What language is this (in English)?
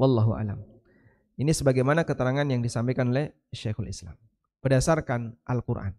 Indonesian